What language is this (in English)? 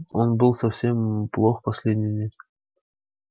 Russian